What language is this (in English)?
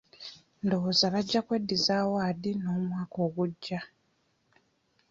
Ganda